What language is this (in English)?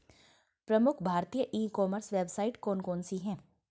Hindi